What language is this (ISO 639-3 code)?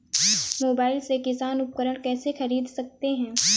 hin